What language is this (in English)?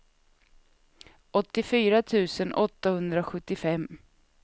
Swedish